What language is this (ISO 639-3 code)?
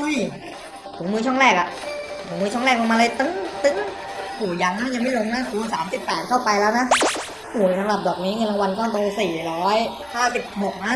tha